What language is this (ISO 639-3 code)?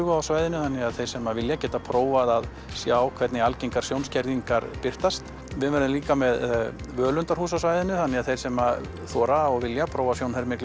isl